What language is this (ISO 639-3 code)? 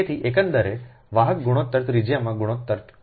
guj